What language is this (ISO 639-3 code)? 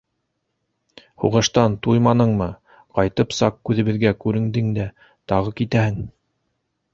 bak